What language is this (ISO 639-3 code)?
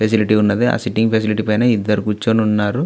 tel